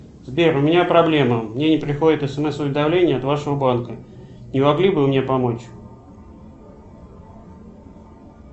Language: Russian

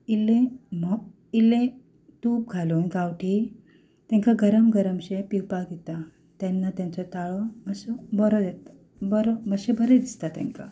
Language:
Konkani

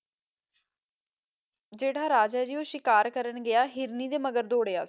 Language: Punjabi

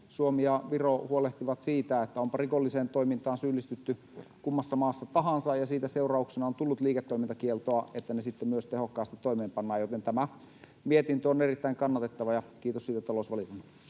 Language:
Finnish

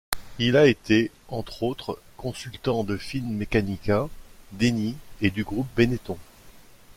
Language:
French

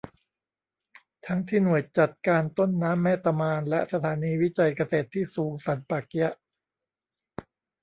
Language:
Thai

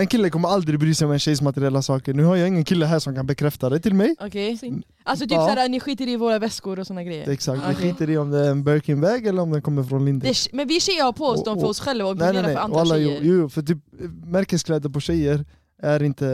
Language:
Swedish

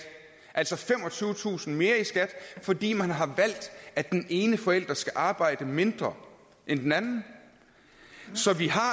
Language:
Danish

